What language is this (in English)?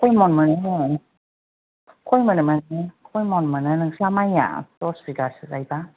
Bodo